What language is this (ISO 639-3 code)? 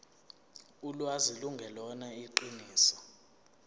zul